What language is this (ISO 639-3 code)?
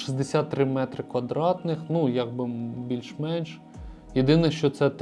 ukr